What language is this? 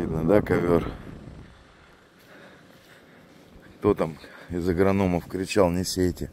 Russian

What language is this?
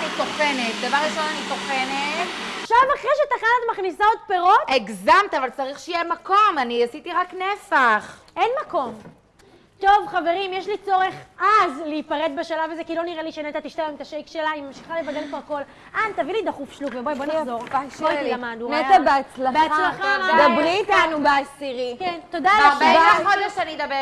Hebrew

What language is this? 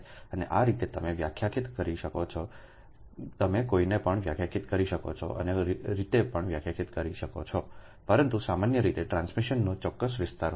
Gujarati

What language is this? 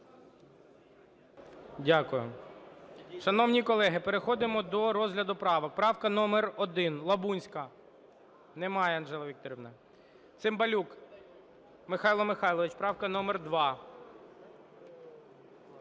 Ukrainian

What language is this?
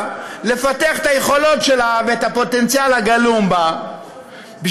Hebrew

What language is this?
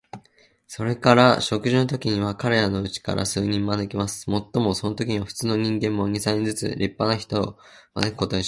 Japanese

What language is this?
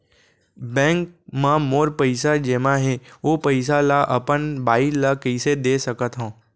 Chhattisgarhi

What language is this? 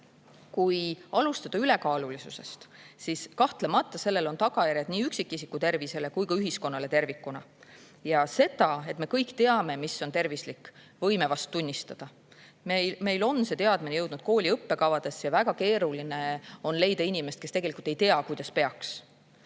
Estonian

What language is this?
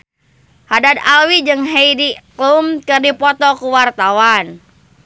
Sundanese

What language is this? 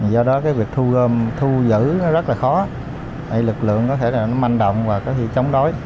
Vietnamese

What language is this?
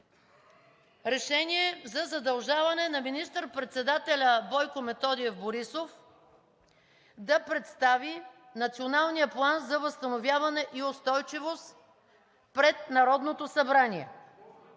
Bulgarian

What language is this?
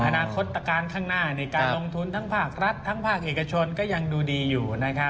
Thai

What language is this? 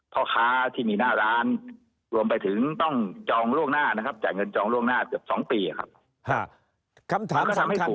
Thai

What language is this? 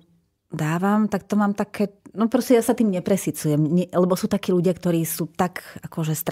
Slovak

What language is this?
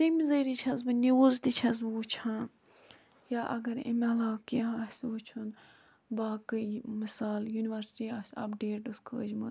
Kashmiri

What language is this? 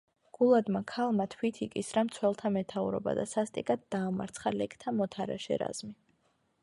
Georgian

